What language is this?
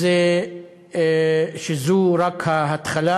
Hebrew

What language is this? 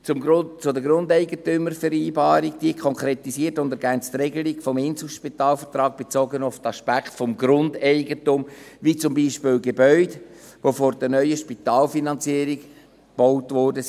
Swiss German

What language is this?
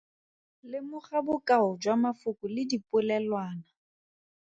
Tswana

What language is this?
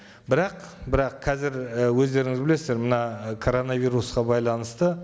Kazakh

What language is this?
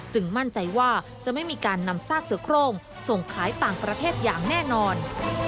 Thai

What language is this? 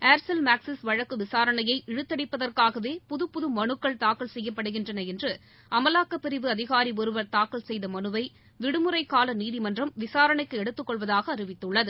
Tamil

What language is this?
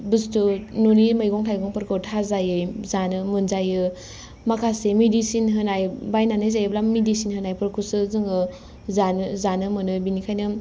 Bodo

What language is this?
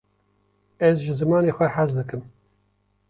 Kurdish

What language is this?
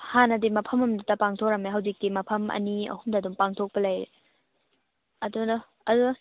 Manipuri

